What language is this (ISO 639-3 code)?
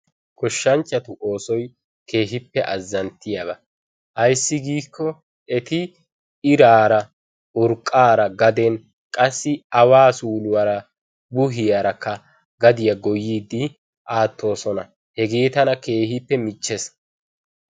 wal